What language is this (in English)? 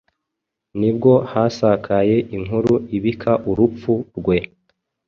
Kinyarwanda